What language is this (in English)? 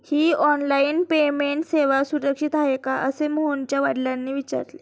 Marathi